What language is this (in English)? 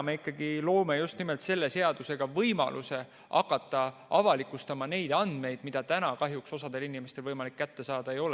Estonian